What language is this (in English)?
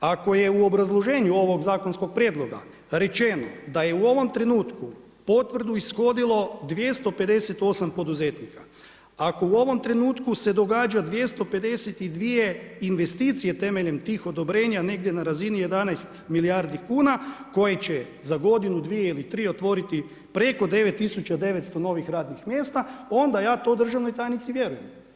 Croatian